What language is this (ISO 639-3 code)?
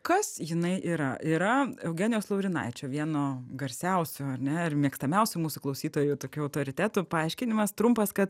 lit